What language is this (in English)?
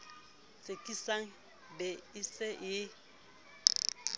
Southern Sotho